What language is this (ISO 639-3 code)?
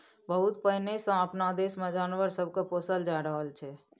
mai